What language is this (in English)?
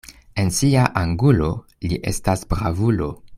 Esperanto